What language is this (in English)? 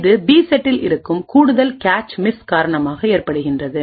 Tamil